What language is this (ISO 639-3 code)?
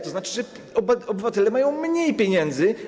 pol